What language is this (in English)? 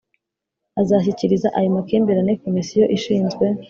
Kinyarwanda